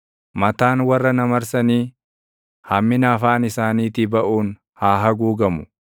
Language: Oromo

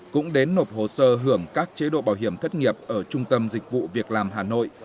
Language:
Vietnamese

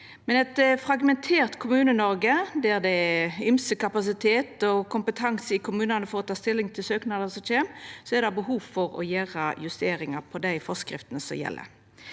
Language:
Norwegian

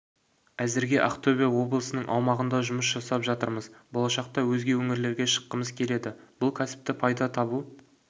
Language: Kazakh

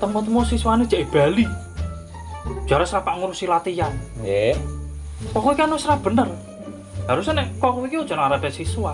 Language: Indonesian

